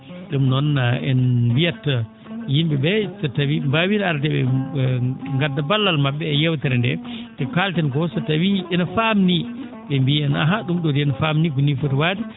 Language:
Fula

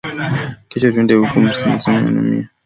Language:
Swahili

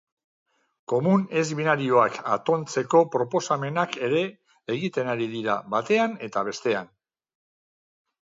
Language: Basque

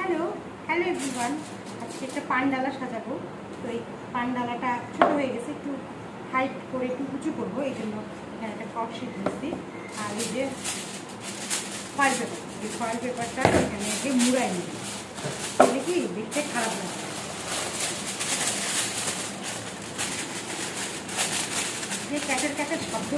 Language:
Bangla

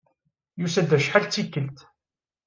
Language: Kabyle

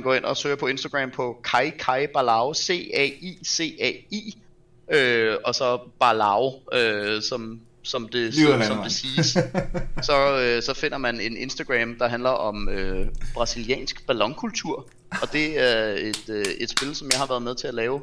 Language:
Danish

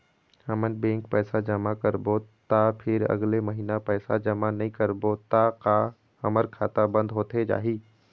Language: Chhattisgarhi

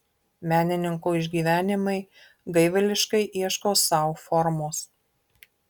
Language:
Lithuanian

